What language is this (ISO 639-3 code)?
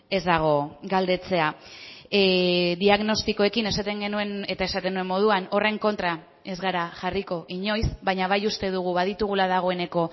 eus